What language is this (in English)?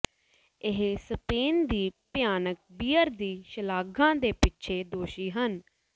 Punjabi